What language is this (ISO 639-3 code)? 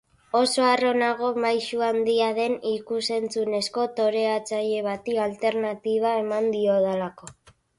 eus